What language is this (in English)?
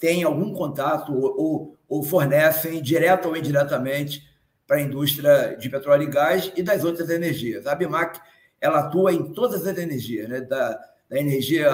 Portuguese